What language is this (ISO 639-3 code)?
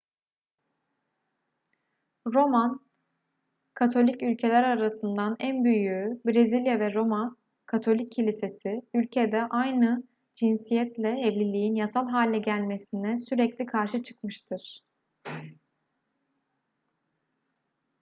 tur